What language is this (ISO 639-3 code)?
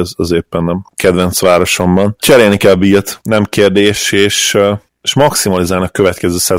hun